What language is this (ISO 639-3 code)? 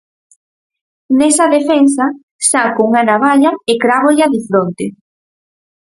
glg